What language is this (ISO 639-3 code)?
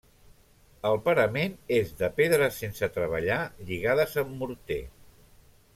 cat